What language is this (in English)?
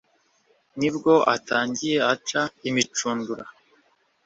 Kinyarwanda